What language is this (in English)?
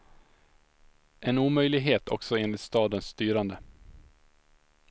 Swedish